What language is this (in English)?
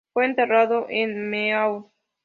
Spanish